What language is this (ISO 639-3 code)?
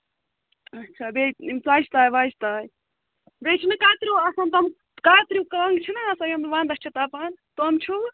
kas